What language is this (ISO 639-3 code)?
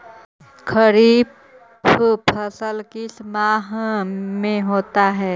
mag